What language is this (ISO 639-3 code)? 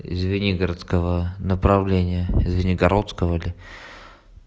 rus